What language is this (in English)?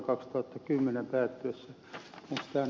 Finnish